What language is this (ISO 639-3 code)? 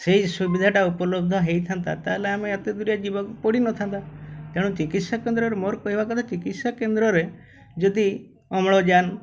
ori